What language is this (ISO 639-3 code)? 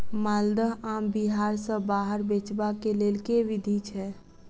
mai